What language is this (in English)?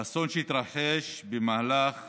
Hebrew